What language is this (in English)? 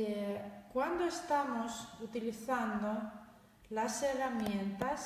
Spanish